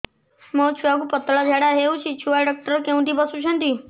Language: Odia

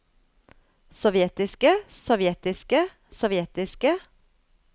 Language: Norwegian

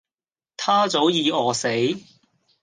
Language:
Cantonese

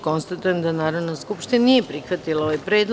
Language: Serbian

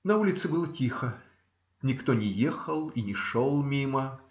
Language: Russian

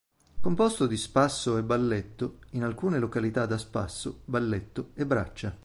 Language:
Italian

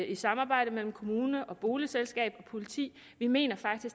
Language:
Danish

